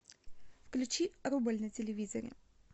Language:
Russian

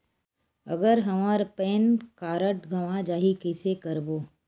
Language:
Chhattisgarhi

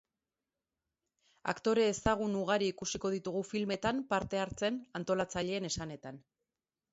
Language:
Basque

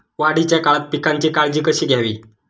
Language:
Marathi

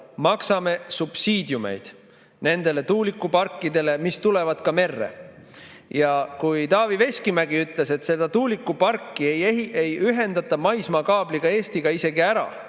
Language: Estonian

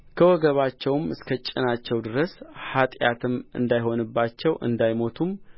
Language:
Amharic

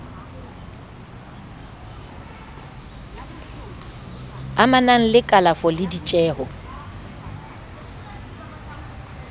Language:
Southern Sotho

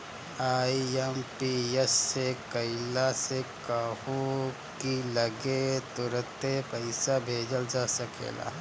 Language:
Bhojpuri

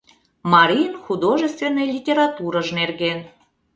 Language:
Mari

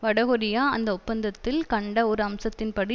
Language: Tamil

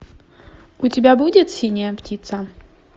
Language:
Russian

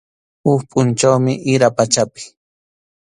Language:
Arequipa-La Unión Quechua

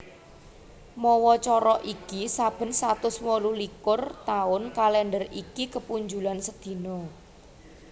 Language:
Javanese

